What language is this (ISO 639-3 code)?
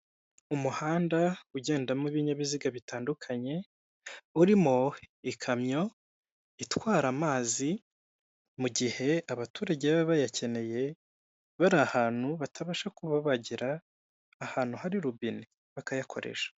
kin